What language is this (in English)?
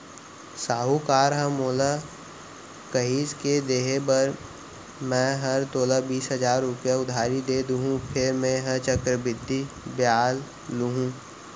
Chhattisgarhi